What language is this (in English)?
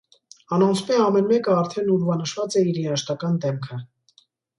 Armenian